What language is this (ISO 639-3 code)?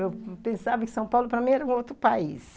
por